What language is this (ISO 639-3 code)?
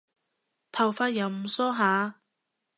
yue